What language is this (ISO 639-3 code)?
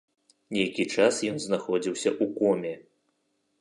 bel